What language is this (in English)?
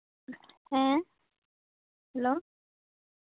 Santali